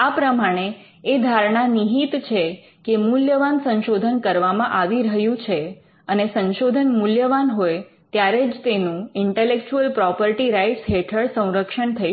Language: Gujarati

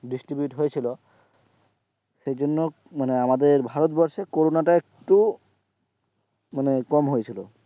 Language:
Bangla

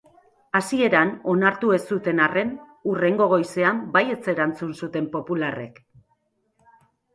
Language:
Basque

